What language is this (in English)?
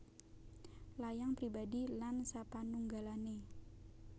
Javanese